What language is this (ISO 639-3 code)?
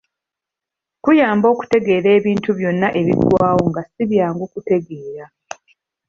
lug